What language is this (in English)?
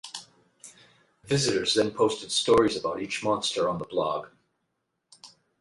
English